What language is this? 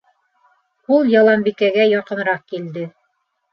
Bashkir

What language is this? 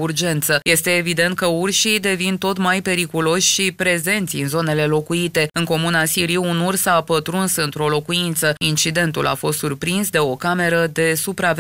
Romanian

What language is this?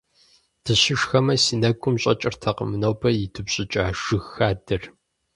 Kabardian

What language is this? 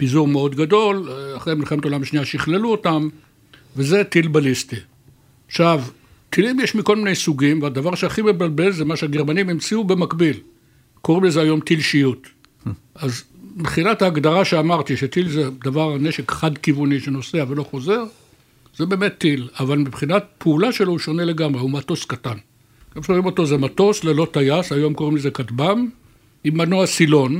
Hebrew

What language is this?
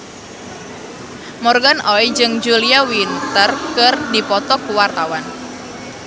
Sundanese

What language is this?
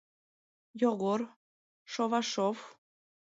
Mari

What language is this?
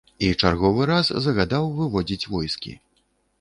Belarusian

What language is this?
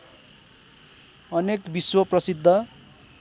Nepali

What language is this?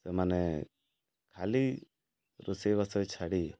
Odia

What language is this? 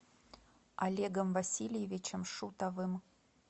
Russian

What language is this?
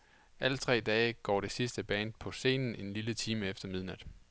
Danish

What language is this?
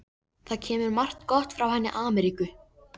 Icelandic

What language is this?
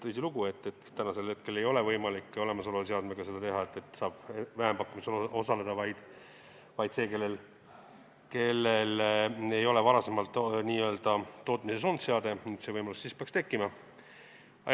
Estonian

